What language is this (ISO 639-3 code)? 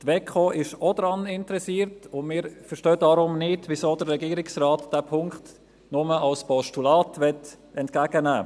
gsw